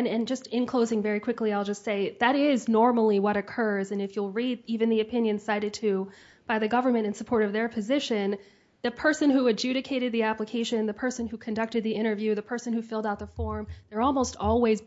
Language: English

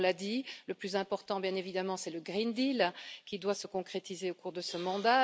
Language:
French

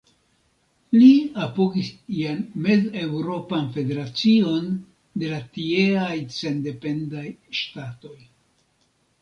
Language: Esperanto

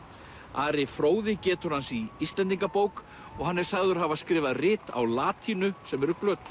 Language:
Icelandic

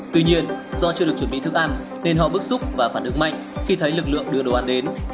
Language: Vietnamese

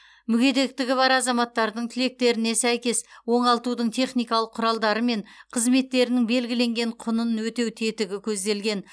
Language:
Kazakh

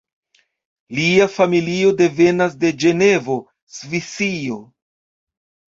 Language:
Esperanto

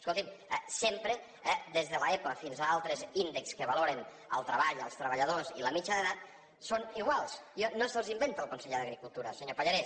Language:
Catalan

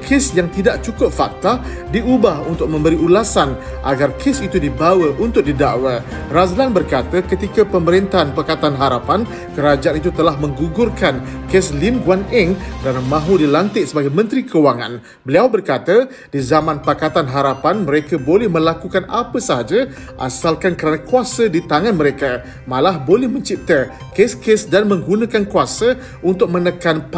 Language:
Malay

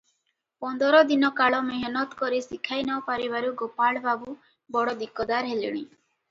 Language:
Odia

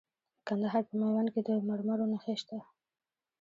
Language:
Pashto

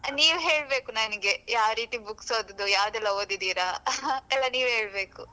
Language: Kannada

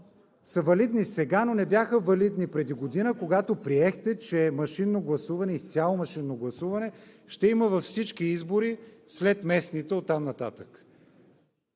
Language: Bulgarian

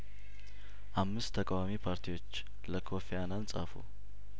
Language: Amharic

